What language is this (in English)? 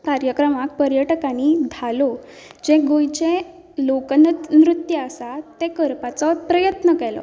Konkani